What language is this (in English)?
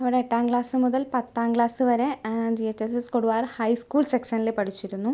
Malayalam